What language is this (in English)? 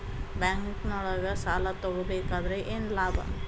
Kannada